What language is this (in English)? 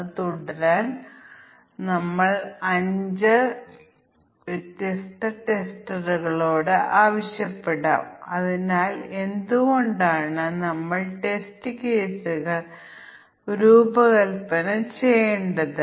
Malayalam